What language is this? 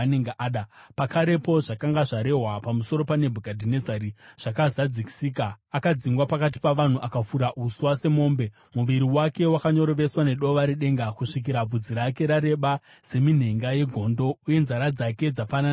Shona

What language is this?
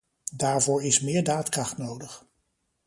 Dutch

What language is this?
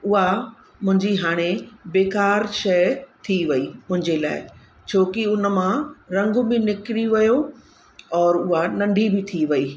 Sindhi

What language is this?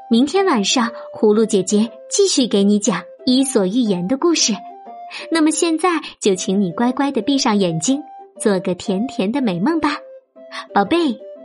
Chinese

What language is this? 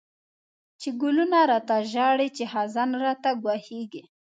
Pashto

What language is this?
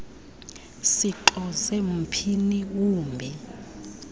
Xhosa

